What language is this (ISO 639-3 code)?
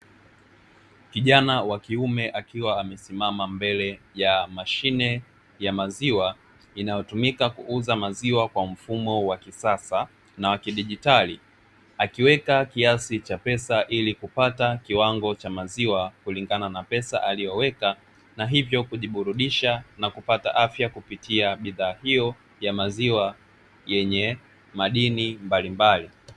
swa